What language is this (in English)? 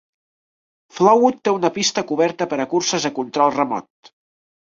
Catalan